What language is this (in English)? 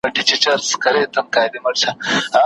Pashto